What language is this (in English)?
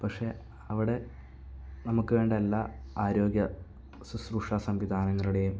Malayalam